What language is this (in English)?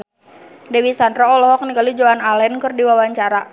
Sundanese